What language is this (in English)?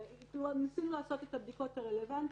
Hebrew